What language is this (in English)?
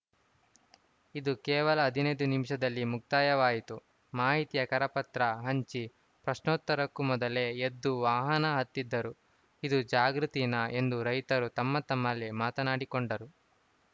Kannada